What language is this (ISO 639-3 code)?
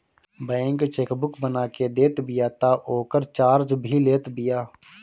bho